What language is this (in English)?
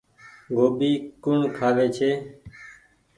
Goaria